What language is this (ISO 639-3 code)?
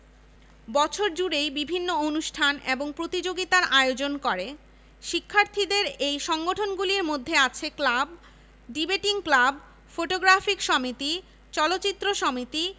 ben